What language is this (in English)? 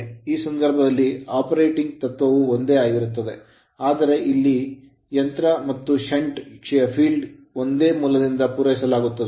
Kannada